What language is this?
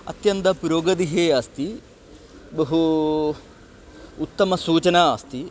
Sanskrit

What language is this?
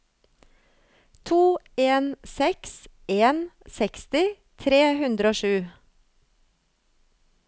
Norwegian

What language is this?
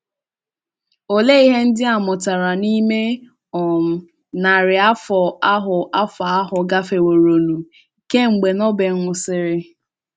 Igbo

